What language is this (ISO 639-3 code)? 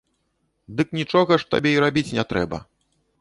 bel